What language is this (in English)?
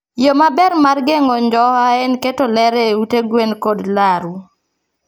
Luo (Kenya and Tanzania)